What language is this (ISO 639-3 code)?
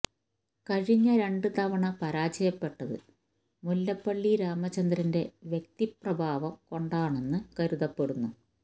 mal